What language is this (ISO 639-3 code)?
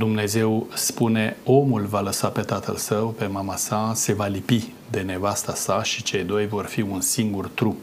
ron